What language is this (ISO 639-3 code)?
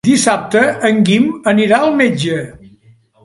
cat